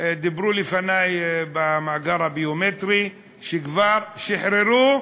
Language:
Hebrew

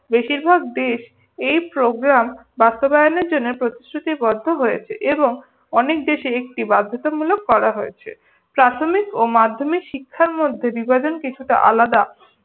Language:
Bangla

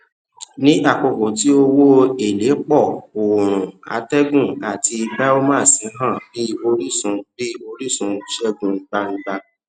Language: Yoruba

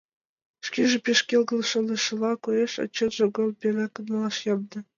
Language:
Mari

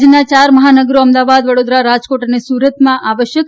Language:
Gujarati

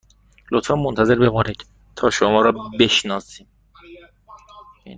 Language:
Persian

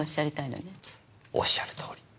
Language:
Japanese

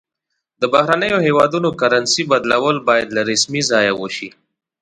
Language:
Pashto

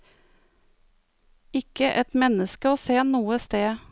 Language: Norwegian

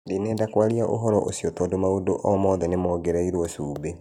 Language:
Kikuyu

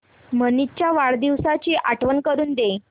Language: Marathi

